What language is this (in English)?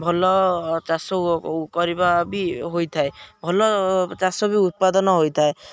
Odia